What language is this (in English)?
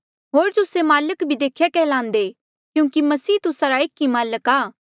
Mandeali